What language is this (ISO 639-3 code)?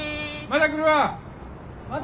jpn